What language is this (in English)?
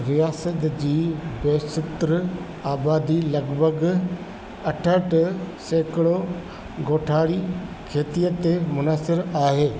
Sindhi